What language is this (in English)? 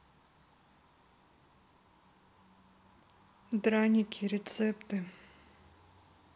Russian